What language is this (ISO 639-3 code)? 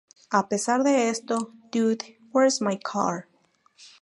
spa